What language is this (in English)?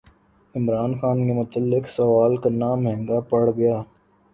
Urdu